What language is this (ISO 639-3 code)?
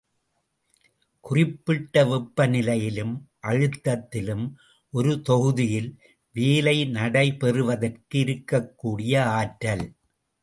tam